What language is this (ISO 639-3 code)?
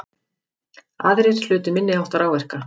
isl